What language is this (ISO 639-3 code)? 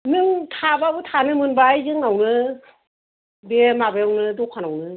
brx